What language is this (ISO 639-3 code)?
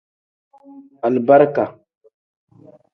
kdh